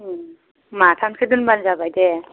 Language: Bodo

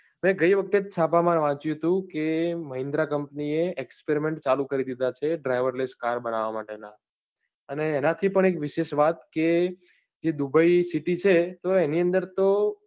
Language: Gujarati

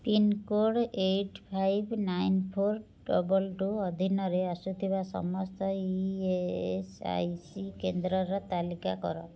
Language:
Odia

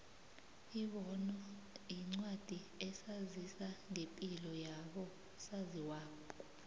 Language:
South Ndebele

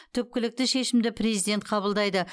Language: Kazakh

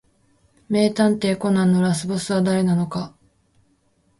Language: Japanese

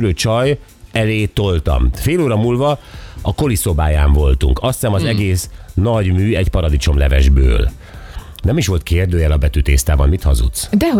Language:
Hungarian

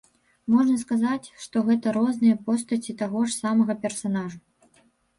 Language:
Belarusian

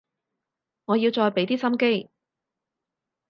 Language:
Cantonese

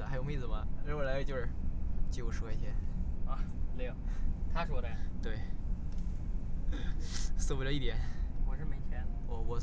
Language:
Chinese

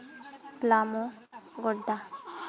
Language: Santali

